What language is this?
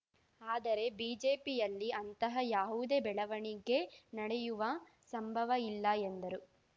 Kannada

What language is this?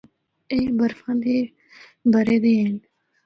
Northern Hindko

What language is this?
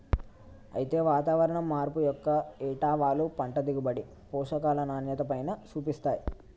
Telugu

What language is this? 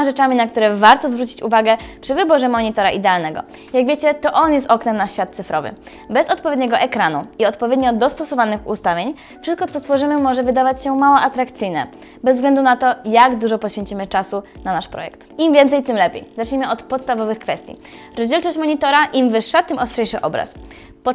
Polish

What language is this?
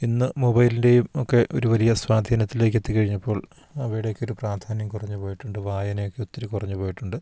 Malayalam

